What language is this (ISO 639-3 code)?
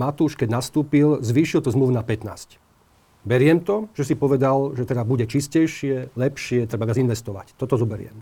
slk